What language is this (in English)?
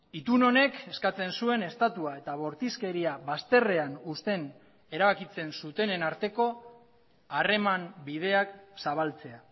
Basque